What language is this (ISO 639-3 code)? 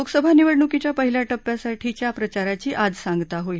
mar